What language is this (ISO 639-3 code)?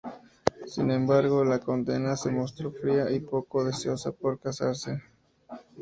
spa